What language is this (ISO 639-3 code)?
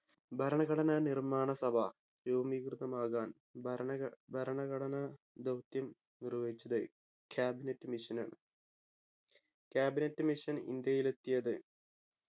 mal